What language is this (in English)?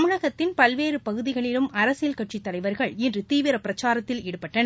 Tamil